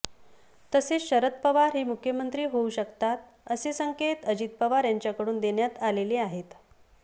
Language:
Marathi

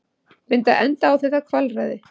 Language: Icelandic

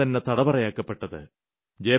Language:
Malayalam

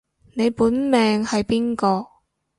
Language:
Cantonese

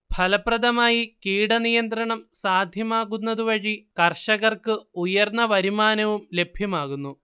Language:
Malayalam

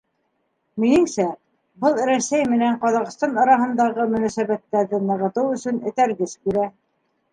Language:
Bashkir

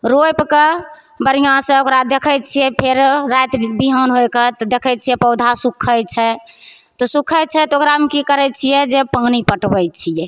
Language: Maithili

